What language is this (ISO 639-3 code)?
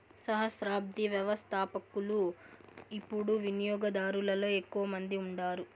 tel